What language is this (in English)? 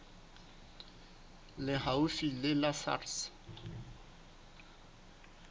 Southern Sotho